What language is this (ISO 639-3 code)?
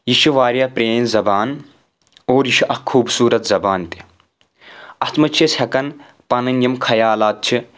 kas